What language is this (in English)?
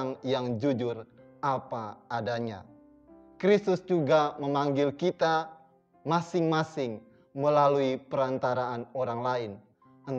Indonesian